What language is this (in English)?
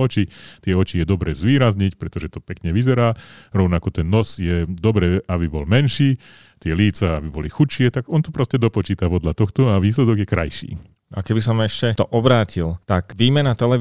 Slovak